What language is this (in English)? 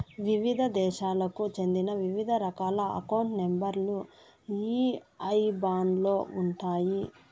Telugu